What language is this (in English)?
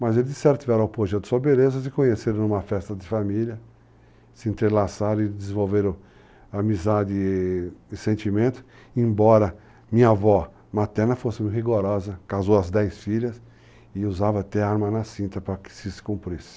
Portuguese